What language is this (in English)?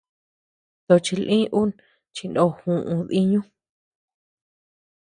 Tepeuxila Cuicatec